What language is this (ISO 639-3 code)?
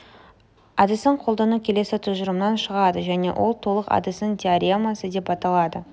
kaz